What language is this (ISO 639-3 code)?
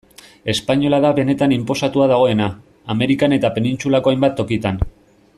eus